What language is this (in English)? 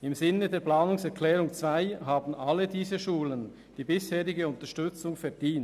Swiss German